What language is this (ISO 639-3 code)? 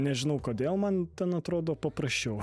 lit